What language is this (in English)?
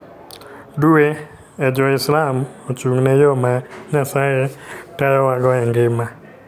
Luo (Kenya and Tanzania)